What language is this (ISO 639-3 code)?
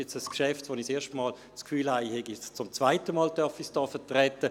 gsw